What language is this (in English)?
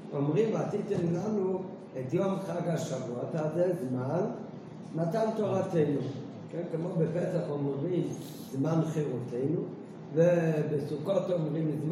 Hebrew